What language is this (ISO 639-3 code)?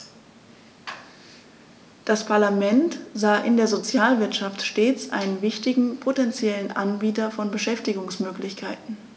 deu